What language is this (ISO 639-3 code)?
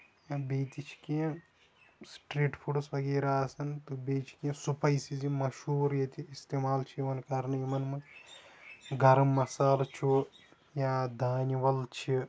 kas